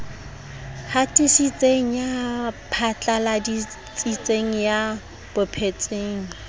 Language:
Southern Sotho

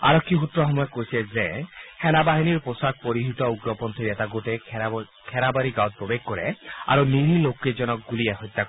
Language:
Assamese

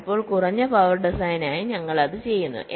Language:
Malayalam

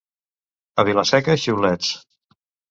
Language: Catalan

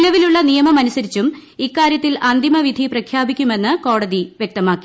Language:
Malayalam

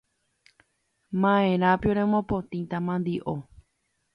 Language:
Guarani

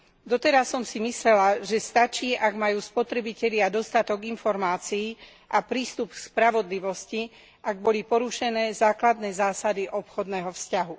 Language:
Slovak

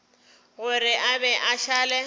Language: Northern Sotho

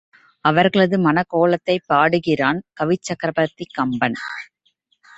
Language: Tamil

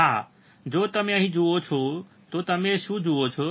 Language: Gujarati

